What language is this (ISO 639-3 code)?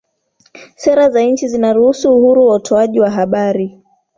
swa